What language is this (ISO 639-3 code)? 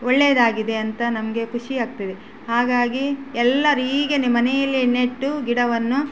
kan